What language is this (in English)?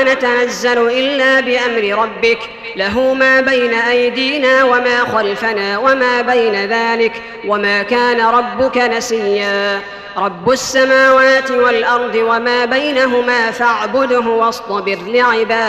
Arabic